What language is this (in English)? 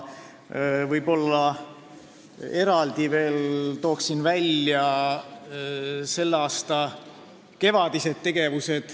Estonian